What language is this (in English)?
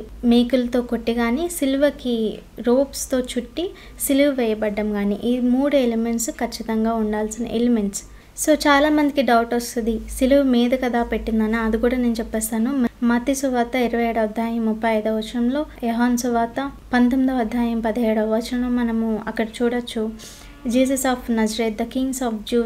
Telugu